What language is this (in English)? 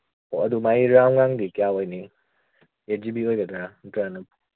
Manipuri